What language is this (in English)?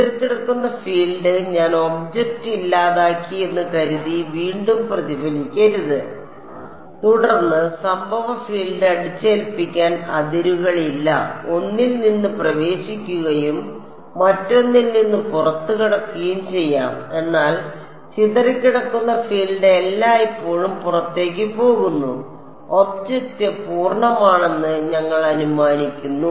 Malayalam